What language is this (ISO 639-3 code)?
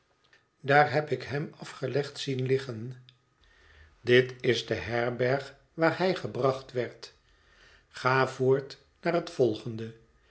nld